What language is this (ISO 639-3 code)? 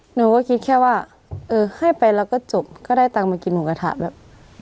tha